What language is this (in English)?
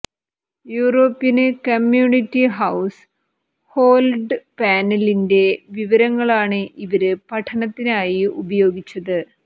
Malayalam